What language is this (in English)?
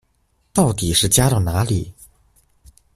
Chinese